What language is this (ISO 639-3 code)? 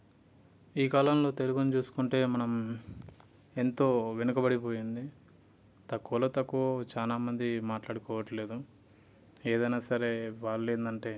tel